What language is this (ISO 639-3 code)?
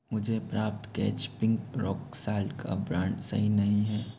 hin